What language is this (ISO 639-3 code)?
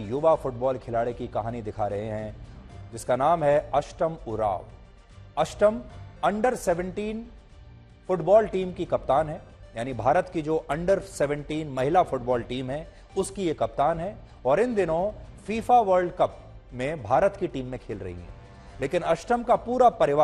hin